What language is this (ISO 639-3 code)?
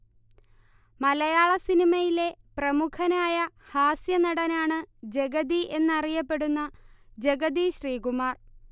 mal